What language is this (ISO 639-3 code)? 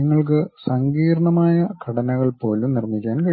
mal